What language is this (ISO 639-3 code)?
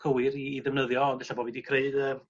cym